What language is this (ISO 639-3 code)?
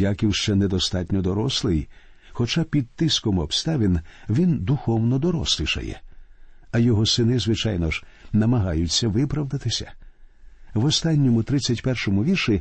ukr